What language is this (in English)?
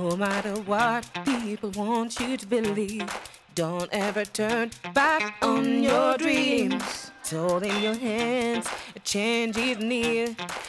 Hebrew